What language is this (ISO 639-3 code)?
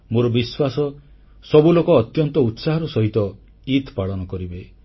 ori